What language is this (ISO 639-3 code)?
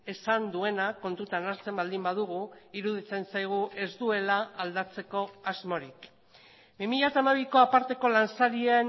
eus